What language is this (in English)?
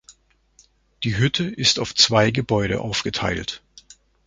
German